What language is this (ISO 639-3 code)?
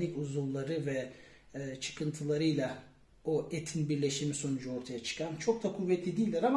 tur